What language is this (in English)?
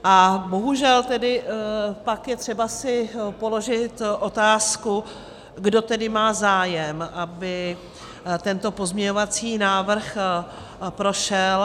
Czech